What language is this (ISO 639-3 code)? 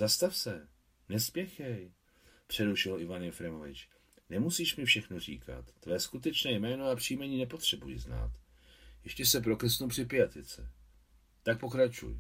ces